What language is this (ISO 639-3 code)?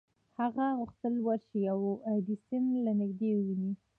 pus